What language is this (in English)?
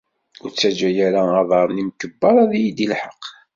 Kabyle